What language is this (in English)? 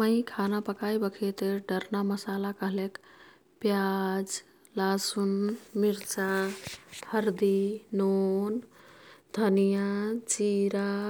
Kathoriya Tharu